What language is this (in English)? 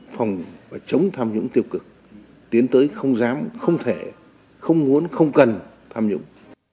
Vietnamese